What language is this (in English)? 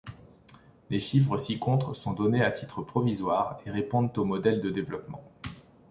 French